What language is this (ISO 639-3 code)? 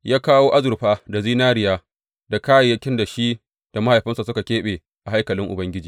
hau